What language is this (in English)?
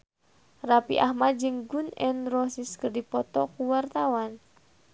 Sundanese